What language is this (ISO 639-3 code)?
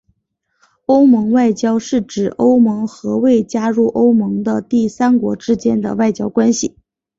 zho